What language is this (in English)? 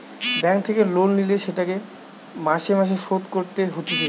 Bangla